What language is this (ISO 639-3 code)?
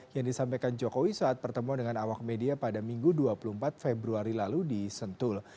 ind